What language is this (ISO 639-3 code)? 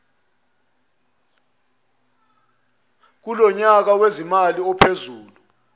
zul